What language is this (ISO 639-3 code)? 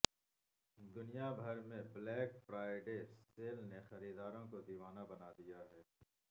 urd